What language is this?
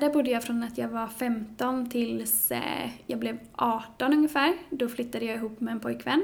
Swedish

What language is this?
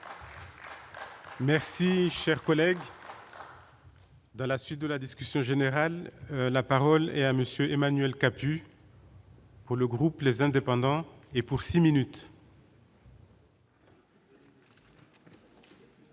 French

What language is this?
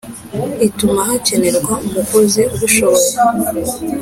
Kinyarwanda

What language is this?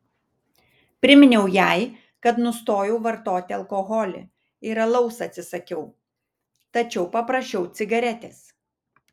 Lithuanian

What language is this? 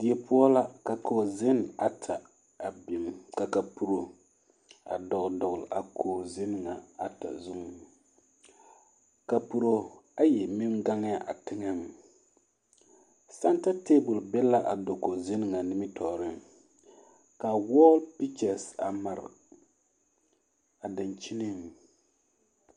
Southern Dagaare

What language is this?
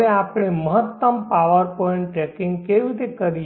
Gujarati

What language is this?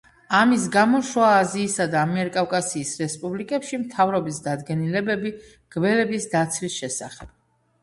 Georgian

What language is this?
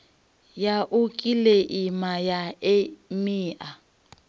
Venda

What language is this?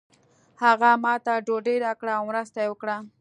Pashto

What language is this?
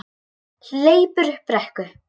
Icelandic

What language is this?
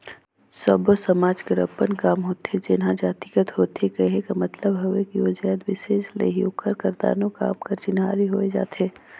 Chhattisgarhi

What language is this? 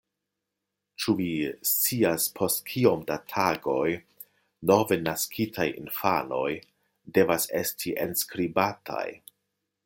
Esperanto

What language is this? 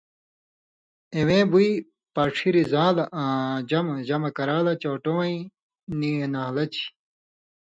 Indus Kohistani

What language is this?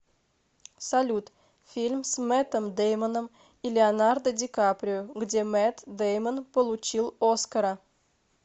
Russian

